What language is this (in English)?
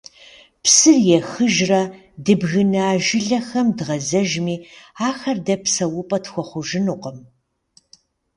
Kabardian